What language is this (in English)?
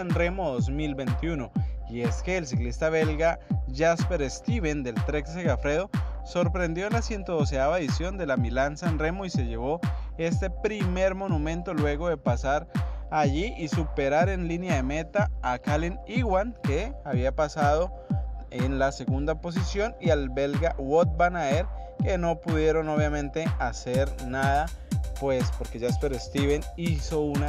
Spanish